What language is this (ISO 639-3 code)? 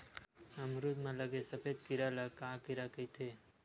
hne